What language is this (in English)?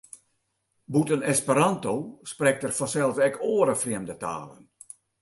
Western Frisian